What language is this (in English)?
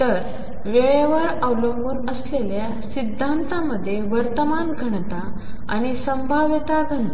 Marathi